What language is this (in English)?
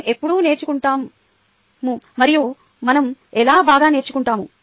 Telugu